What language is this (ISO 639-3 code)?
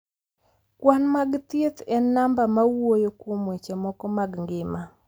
luo